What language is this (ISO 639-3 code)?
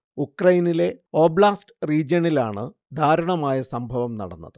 mal